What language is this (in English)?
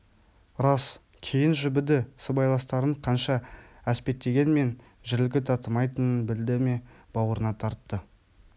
Kazakh